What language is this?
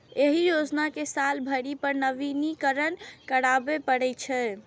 Maithili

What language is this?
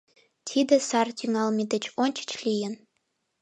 Mari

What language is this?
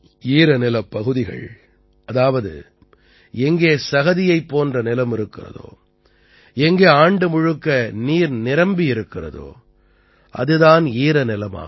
Tamil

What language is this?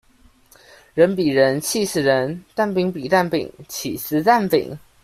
Chinese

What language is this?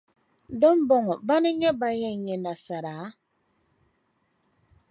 Dagbani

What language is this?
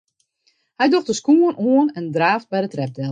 Western Frisian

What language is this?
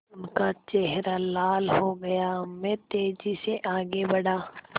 Hindi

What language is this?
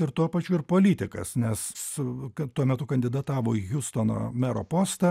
Lithuanian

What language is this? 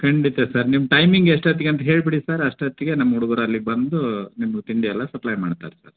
Kannada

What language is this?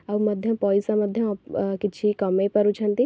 Odia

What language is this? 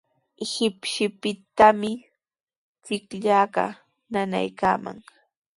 Sihuas Ancash Quechua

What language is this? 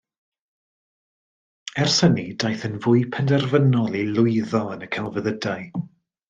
Welsh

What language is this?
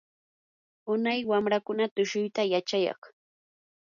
Yanahuanca Pasco Quechua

